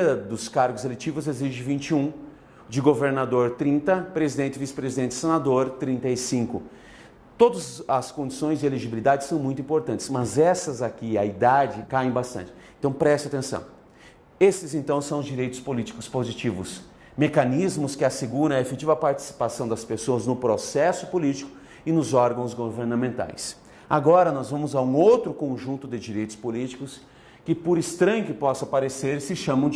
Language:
Portuguese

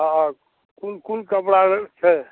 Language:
Maithili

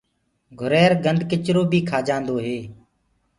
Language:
Gurgula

